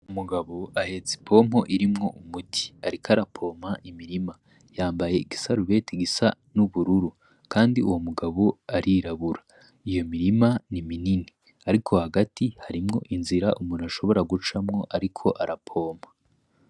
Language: Rundi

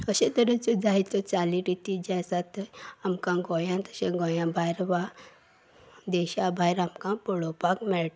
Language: Konkani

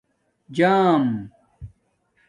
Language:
Domaaki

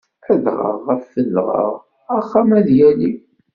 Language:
Kabyle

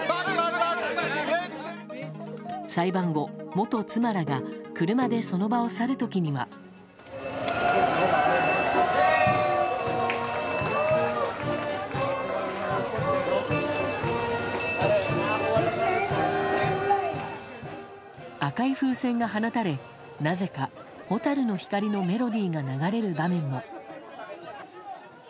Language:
Japanese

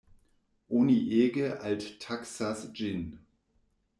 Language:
Esperanto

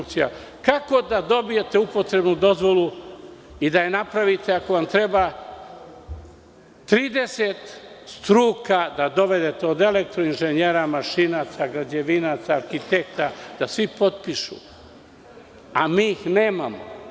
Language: Serbian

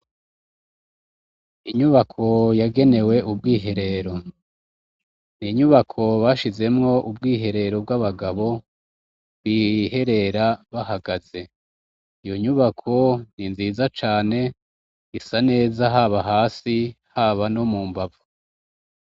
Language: Rundi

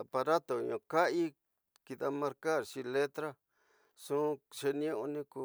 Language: Tidaá Mixtec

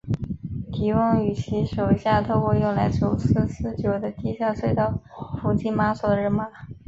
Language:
Chinese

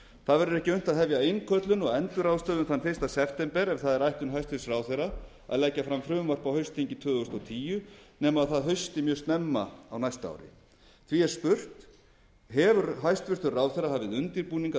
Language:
Icelandic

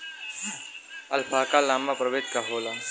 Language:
Bhojpuri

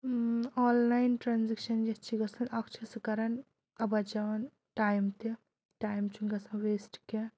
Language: Kashmiri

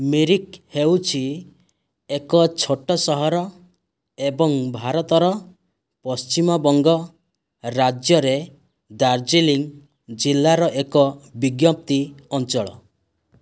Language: Odia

